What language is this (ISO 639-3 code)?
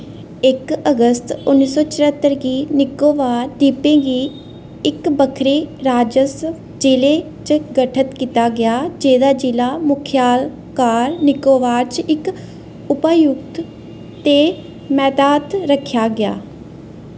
doi